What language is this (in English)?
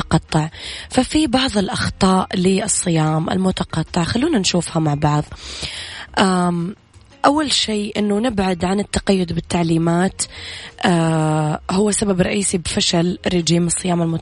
Arabic